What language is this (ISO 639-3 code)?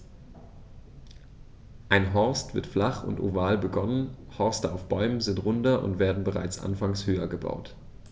deu